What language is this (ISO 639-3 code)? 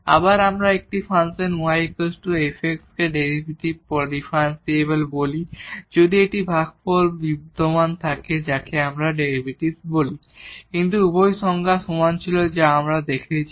ben